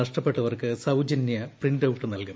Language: Malayalam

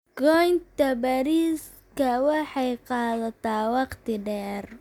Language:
Somali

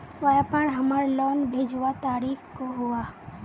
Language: Magahi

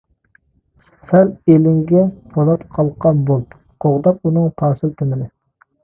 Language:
Uyghur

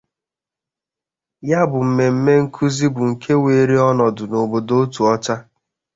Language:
Igbo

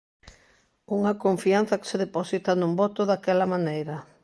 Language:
Galician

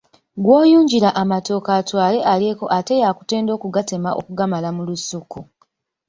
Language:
Ganda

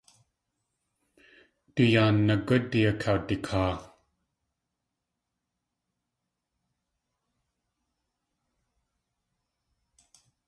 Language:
Tlingit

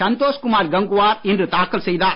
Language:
Tamil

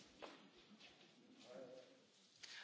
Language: Slovak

